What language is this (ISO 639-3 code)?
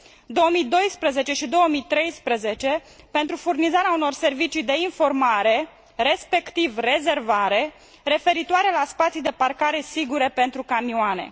ron